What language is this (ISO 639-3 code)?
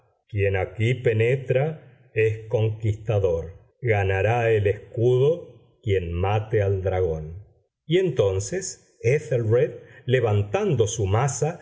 spa